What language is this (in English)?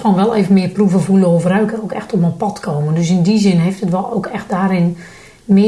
Dutch